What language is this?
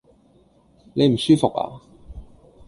Cantonese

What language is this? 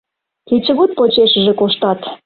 Mari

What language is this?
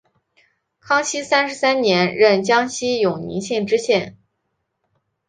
Chinese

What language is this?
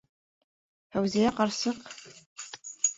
Bashkir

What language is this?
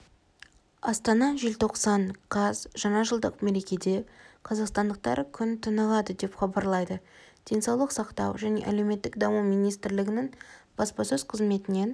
Kazakh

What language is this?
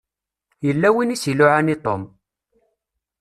Kabyle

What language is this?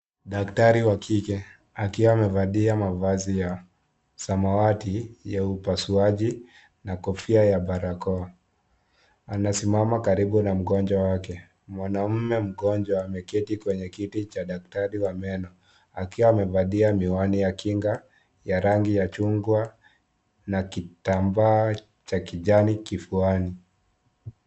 Swahili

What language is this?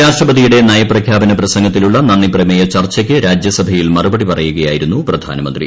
Malayalam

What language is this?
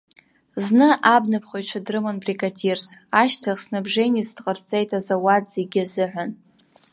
Abkhazian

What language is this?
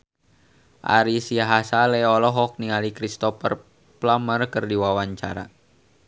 Sundanese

